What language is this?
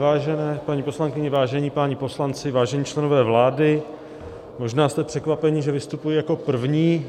Czech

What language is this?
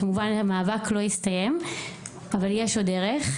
Hebrew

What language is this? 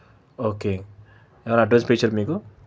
Telugu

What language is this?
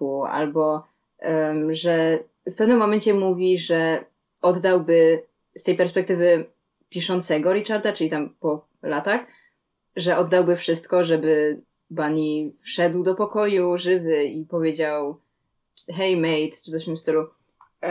Polish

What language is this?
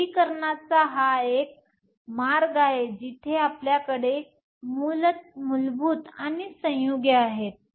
Marathi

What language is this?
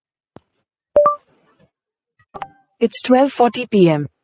Tamil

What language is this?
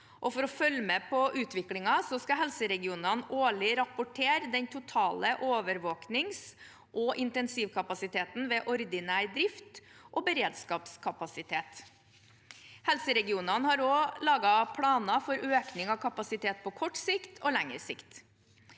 Norwegian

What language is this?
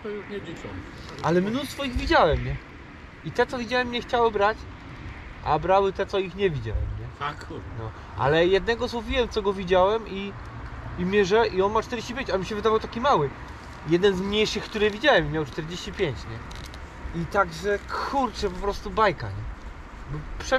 Polish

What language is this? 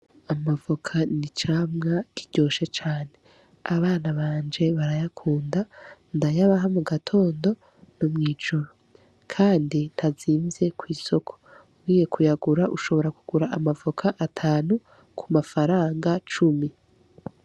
Rundi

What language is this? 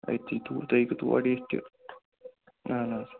Kashmiri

